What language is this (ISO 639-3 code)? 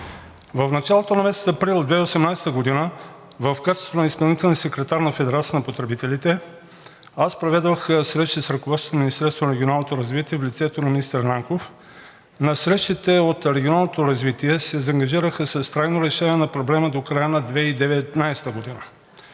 bul